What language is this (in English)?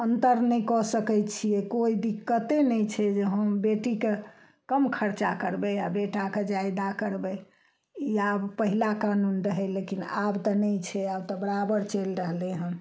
Maithili